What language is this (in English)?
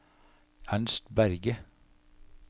Norwegian